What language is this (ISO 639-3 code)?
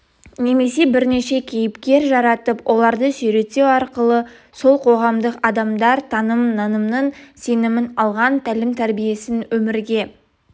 kaz